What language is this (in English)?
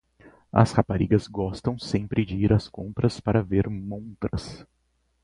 Portuguese